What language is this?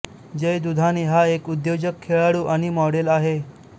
Marathi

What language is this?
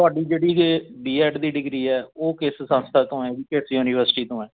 Punjabi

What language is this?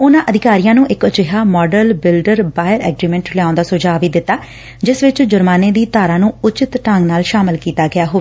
Punjabi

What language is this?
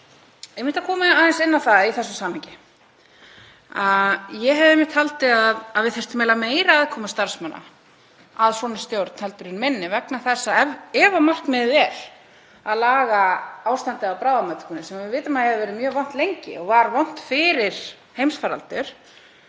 Icelandic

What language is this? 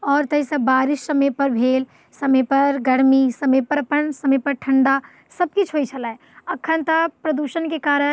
Maithili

